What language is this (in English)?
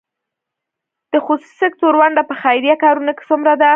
Pashto